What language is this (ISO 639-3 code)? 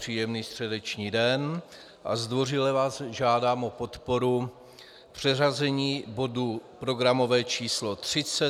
ces